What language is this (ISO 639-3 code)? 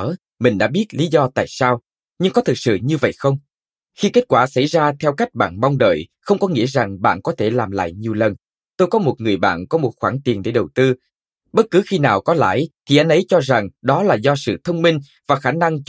vie